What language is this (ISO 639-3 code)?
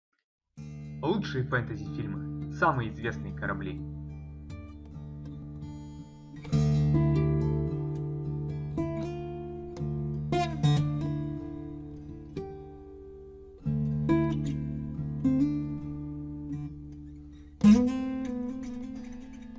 rus